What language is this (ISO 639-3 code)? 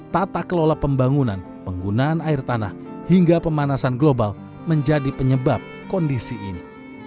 ind